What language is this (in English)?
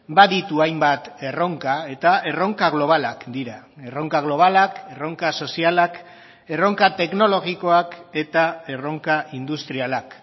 Basque